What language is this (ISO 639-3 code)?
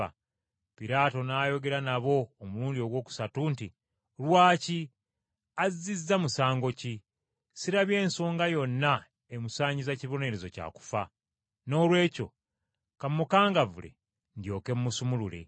lug